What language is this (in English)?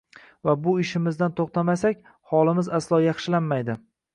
Uzbek